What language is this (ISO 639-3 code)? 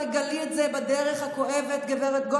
heb